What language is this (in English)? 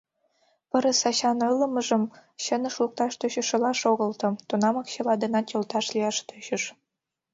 Mari